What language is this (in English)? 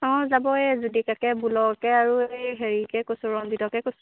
Assamese